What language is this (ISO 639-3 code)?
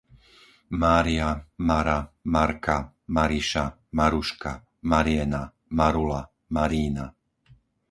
slk